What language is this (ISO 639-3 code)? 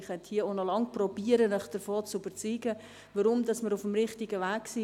gsw